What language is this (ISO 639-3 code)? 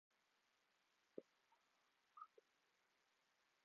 pus